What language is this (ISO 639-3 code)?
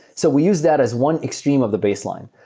eng